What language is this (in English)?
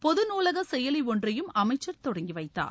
Tamil